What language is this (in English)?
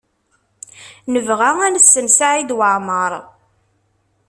Kabyle